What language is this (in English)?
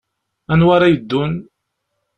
Kabyle